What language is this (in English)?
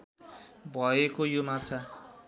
Nepali